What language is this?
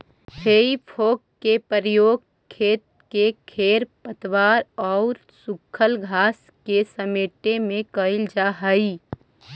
Magahi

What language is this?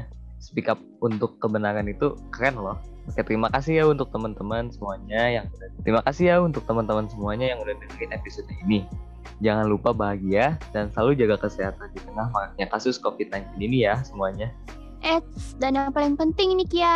Indonesian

